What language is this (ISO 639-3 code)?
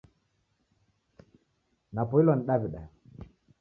dav